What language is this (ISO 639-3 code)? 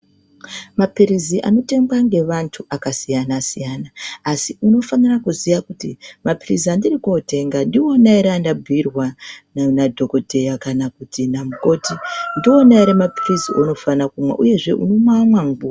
ndc